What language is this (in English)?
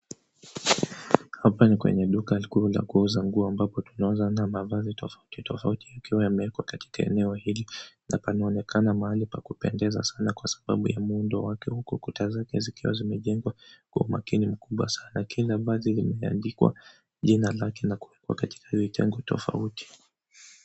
Swahili